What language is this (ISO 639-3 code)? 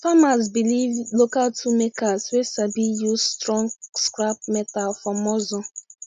pcm